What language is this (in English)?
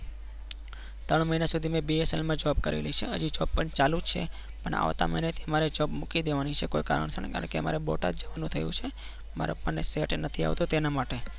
Gujarati